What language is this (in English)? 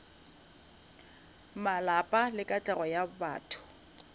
Northern Sotho